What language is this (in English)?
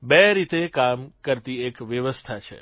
Gujarati